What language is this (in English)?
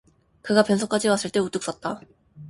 Korean